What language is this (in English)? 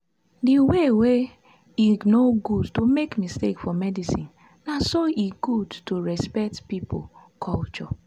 Nigerian Pidgin